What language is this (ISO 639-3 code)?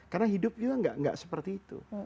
ind